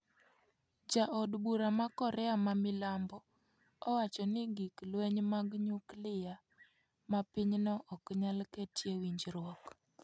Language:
Luo (Kenya and Tanzania)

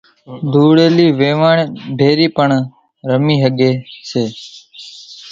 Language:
Kachi Koli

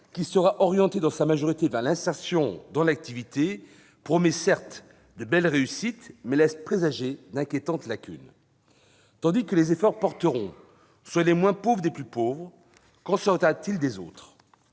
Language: French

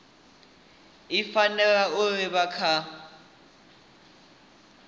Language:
Venda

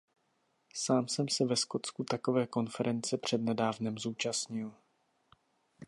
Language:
Czech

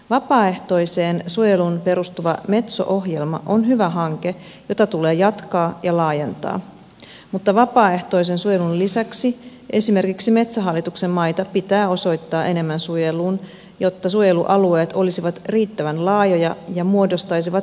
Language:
Finnish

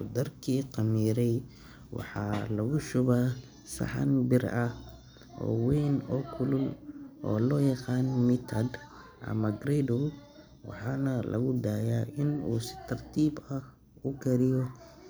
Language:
Somali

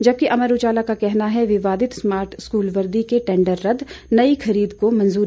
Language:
Hindi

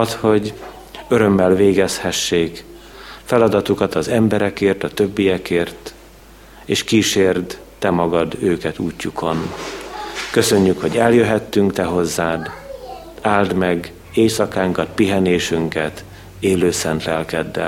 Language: Hungarian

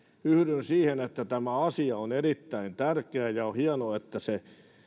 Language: Finnish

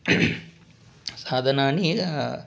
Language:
Sanskrit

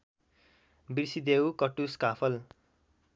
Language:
Nepali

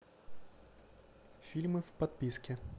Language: Russian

